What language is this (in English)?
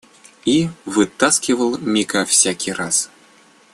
Russian